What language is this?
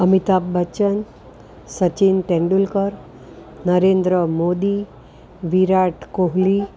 Gujarati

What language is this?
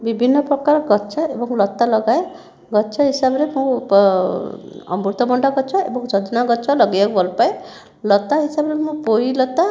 Odia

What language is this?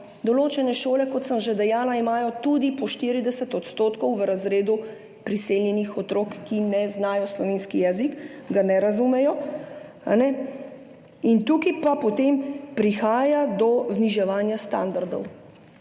Slovenian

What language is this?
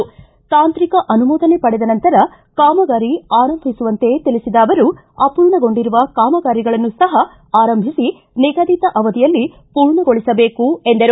Kannada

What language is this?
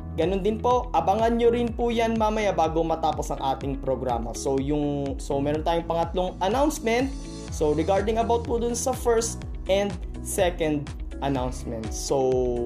Filipino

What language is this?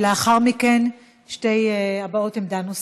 Hebrew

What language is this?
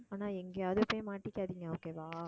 Tamil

